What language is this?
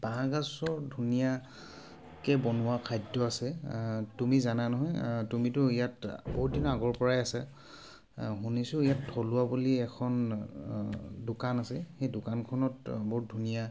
Assamese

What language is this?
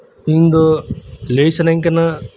Santali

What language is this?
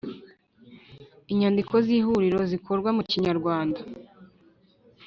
Kinyarwanda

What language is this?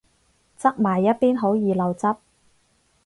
Cantonese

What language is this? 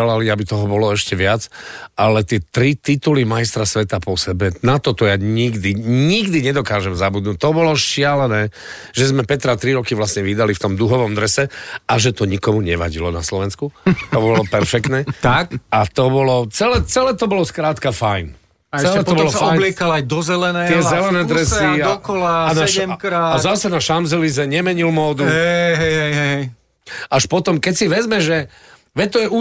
Slovak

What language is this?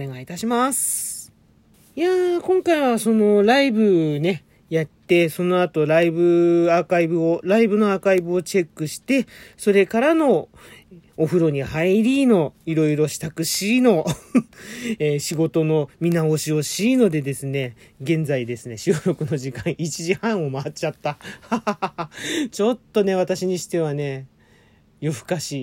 Japanese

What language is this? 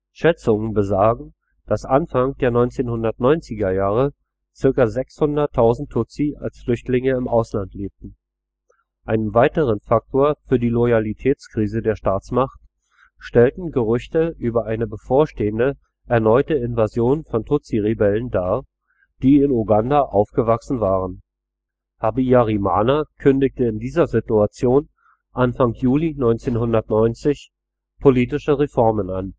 German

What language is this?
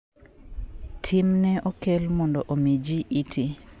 Luo (Kenya and Tanzania)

